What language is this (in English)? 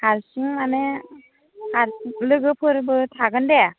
Bodo